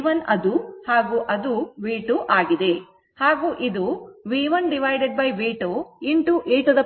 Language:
Kannada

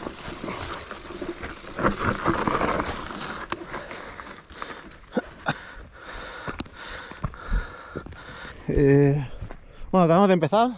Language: Spanish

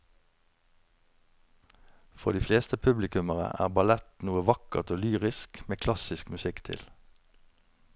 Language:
Norwegian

